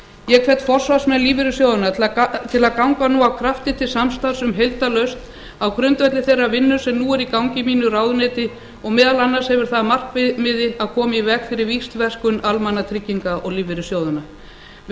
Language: Icelandic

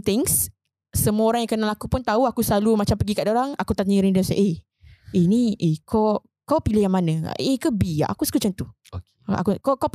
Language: Malay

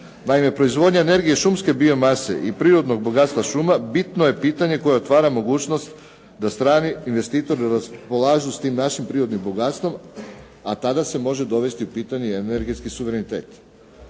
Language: Croatian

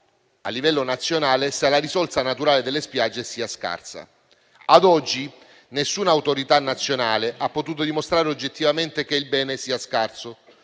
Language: Italian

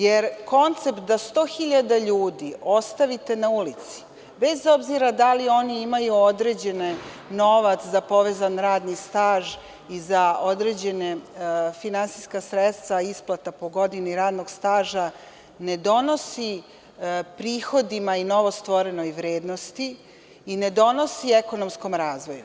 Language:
Serbian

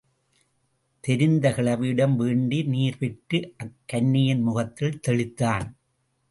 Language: Tamil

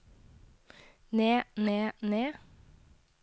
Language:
Norwegian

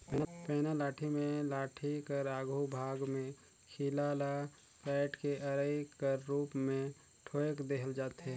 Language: Chhattisgarhi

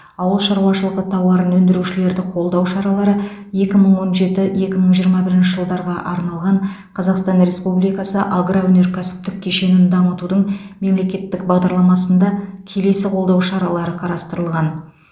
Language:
Kazakh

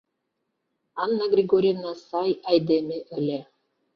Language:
Mari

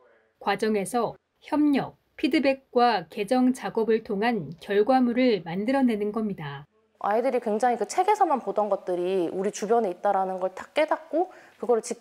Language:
Korean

